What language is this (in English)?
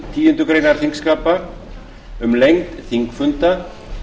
Icelandic